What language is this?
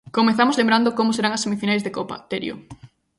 Galician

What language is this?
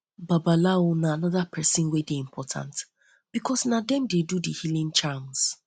Nigerian Pidgin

